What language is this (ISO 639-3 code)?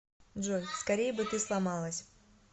rus